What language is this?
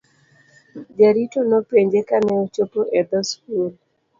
Luo (Kenya and Tanzania)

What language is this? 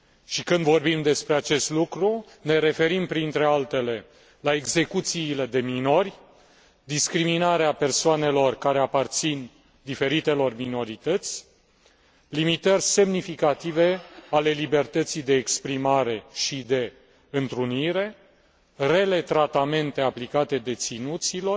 Romanian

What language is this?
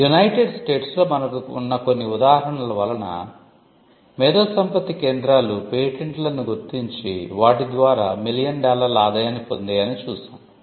Telugu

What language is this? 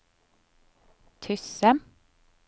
Norwegian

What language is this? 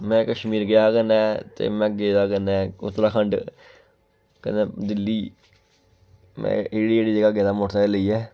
Dogri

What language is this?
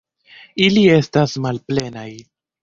Esperanto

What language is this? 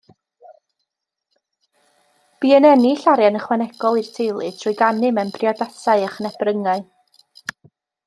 Welsh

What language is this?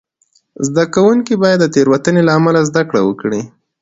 Pashto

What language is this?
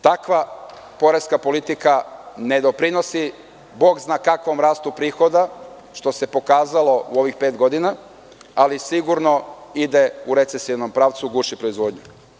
Serbian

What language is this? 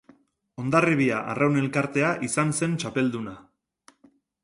Basque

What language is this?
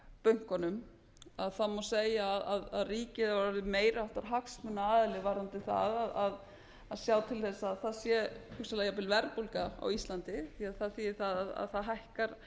Icelandic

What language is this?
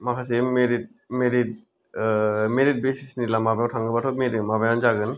Bodo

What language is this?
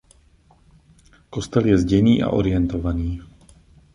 Czech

